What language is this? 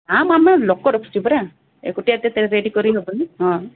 Odia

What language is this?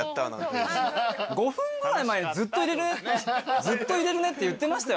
Japanese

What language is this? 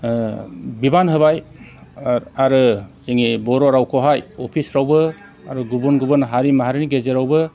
Bodo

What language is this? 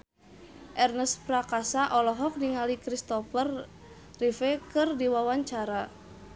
Sundanese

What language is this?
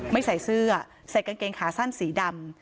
Thai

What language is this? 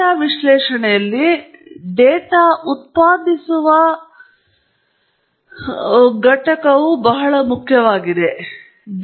Kannada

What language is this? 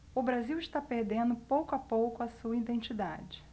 Portuguese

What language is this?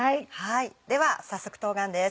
Japanese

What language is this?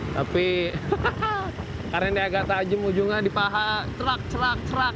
Indonesian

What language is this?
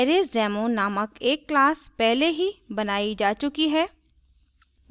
Hindi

